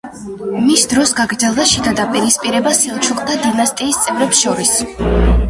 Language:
Georgian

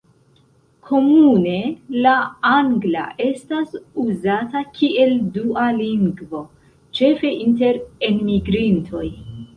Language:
Esperanto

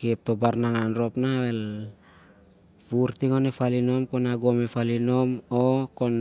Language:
Siar-Lak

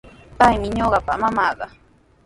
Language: Sihuas Ancash Quechua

